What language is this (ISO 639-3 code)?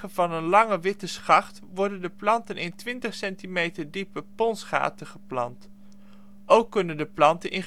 nld